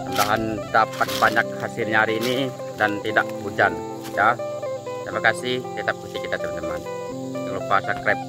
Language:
Indonesian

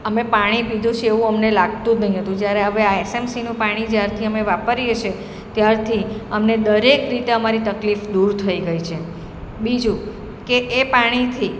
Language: Gujarati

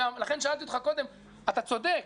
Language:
Hebrew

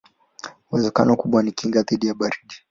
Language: Swahili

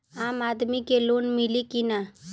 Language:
Bhojpuri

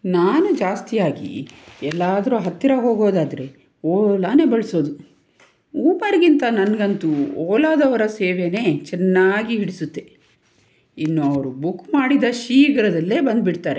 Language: Kannada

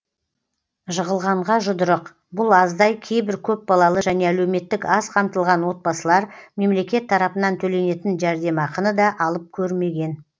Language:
Kazakh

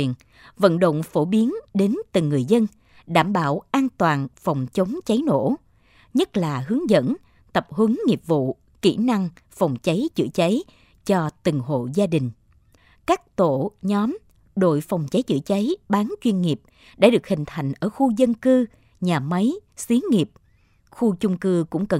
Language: Vietnamese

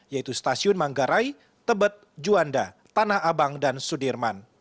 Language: Indonesian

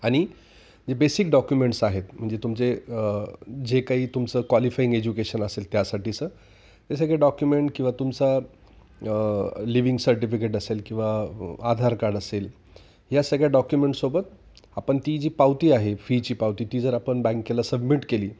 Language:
Marathi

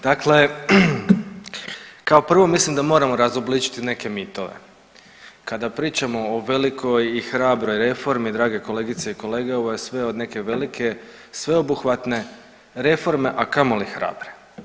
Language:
Croatian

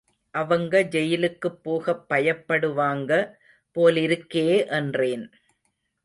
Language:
Tamil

